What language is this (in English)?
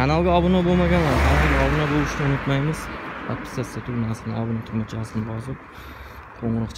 Turkish